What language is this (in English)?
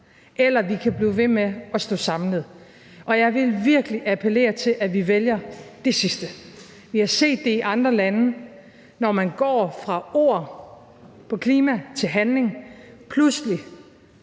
Danish